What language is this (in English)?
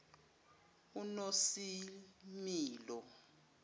Zulu